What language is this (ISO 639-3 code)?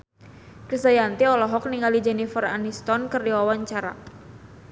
sun